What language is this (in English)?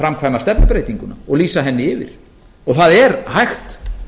Icelandic